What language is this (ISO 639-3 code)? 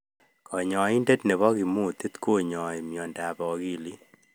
kln